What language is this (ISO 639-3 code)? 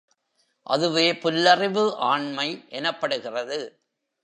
tam